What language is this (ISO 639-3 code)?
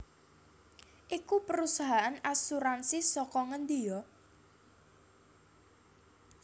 jav